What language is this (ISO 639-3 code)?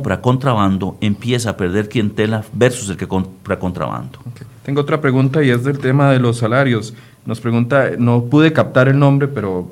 spa